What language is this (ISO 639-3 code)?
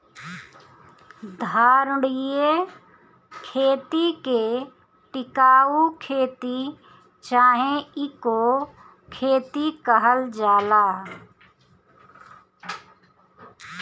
bho